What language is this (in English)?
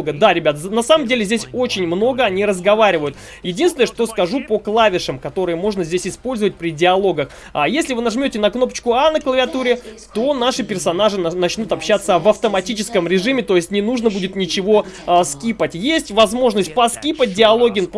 Russian